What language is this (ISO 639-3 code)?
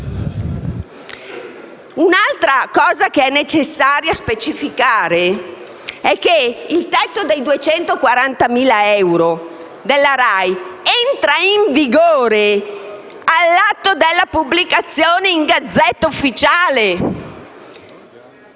ita